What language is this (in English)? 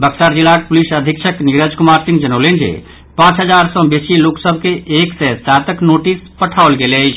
Maithili